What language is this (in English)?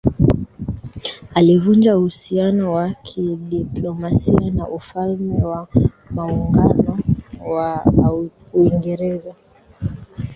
Swahili